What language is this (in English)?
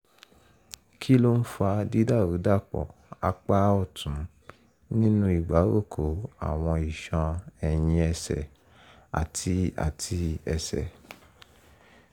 Yoruba